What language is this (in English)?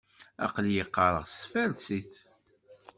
Kabyle